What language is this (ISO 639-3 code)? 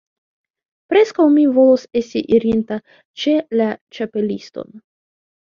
epo